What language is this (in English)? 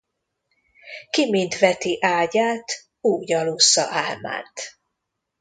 Hungarian